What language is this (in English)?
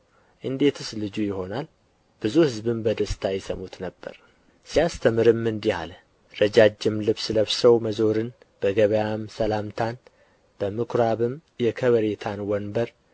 Amharic